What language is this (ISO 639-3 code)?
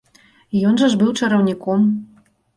bel